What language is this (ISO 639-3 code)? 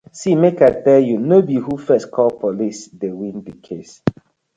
pcm